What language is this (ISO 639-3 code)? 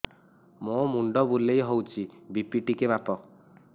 ori